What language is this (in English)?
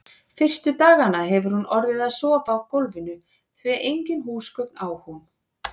Icelandic